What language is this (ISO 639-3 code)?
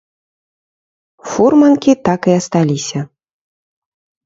bel